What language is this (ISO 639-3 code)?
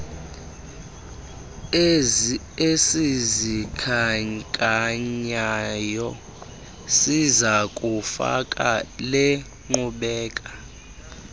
xho